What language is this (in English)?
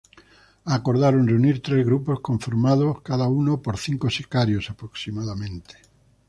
Spanish